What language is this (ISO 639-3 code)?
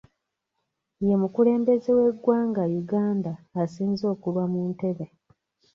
lug